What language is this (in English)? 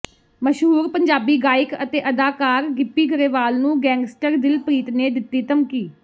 Punjabi